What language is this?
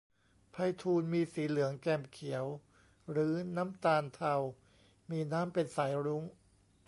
Thai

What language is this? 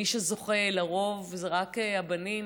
Hebrew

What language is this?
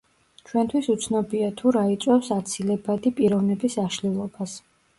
Georgian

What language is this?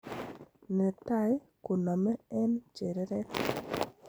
Kalenjin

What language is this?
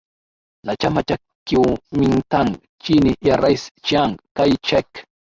Swahili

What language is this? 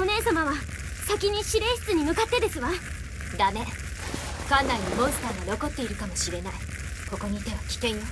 Japanese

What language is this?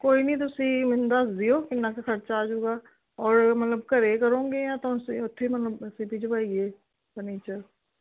Punjabi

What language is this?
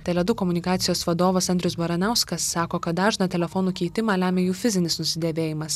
Lithuanian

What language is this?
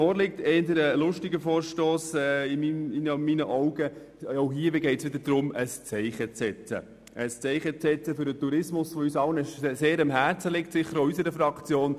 Swiss German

